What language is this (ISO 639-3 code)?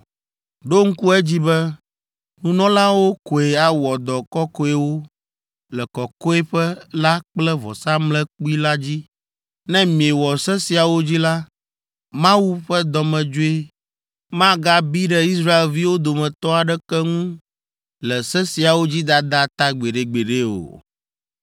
ewe